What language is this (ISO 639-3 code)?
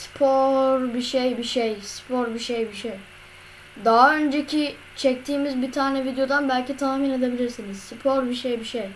tur